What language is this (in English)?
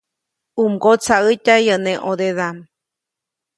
Copainalá Zoque